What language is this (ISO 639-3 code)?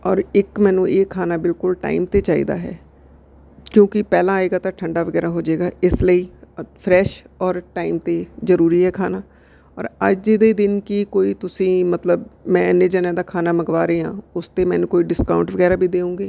pan